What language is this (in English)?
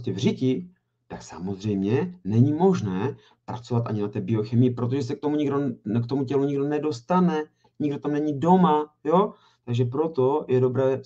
Czech